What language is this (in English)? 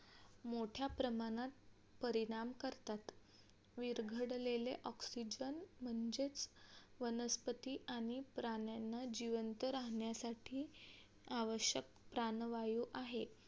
Marathi